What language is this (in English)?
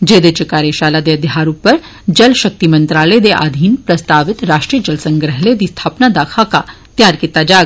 Dogri